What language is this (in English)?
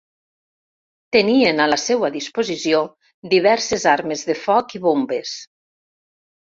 Catalan